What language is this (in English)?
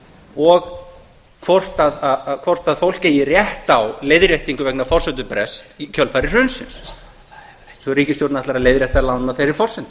Icelandic